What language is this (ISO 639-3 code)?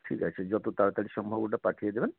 ben